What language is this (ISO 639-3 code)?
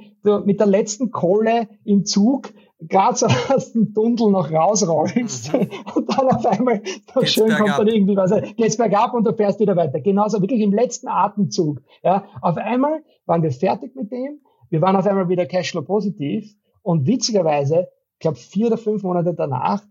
deu